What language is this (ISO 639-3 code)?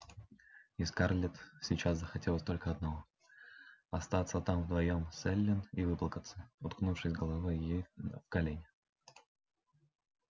rus